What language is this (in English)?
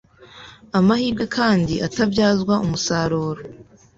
Kinyarwanda